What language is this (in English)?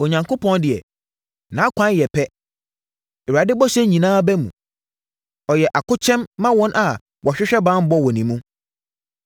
Akan